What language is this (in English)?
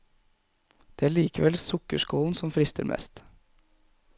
Norwegian